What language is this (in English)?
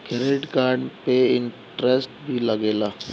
Bhojpuri